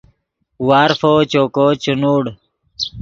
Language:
Yidgha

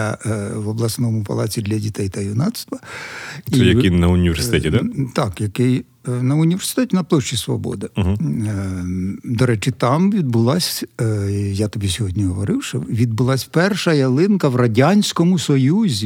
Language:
Ukrainian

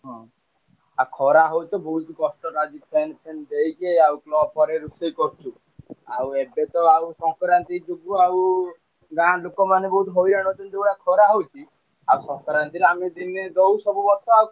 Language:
Odia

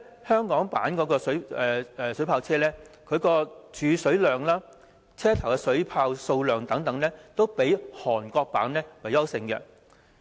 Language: Cantonese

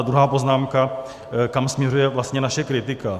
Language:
Czech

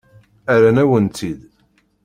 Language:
Kabyle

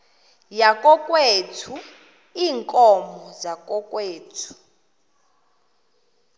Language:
Xhosa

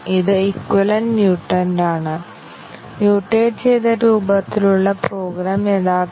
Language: Malayalam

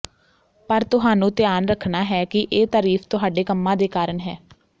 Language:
Punjabi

